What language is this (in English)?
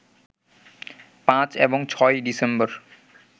Bangla